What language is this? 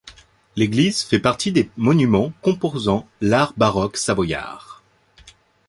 French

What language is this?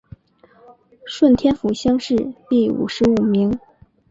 Chinese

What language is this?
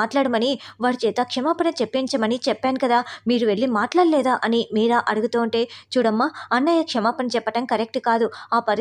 Telugu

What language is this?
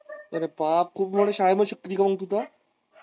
Marathi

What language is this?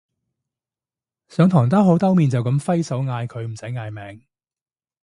Cantonese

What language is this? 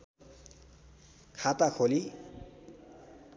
Nepali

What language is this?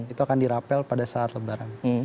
Indonesian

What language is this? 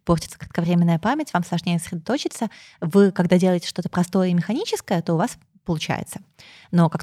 Russian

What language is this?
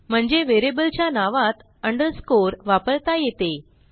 Marathi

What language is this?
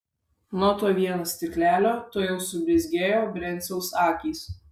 Lithuanian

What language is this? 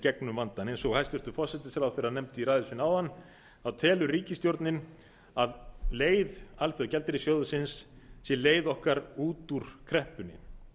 Icelandic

